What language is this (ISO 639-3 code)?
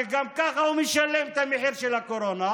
heb